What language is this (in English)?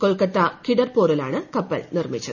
Malayalam